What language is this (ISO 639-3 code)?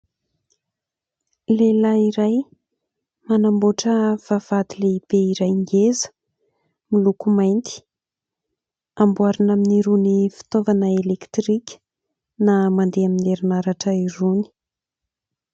mlg